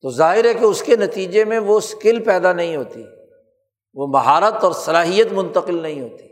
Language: Urdu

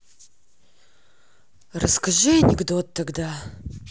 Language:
Russian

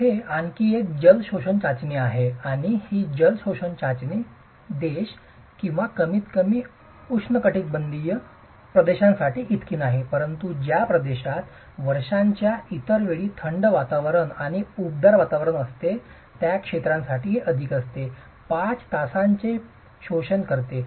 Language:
Marathi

